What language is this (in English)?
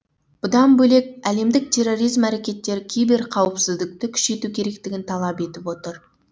Kazakh